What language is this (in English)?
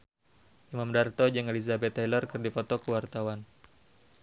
Sundanese